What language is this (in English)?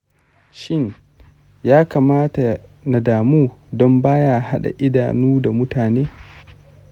Hausa